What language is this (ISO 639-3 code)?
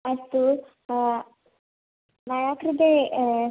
san